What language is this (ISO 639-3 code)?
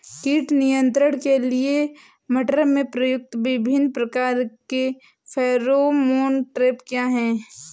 hin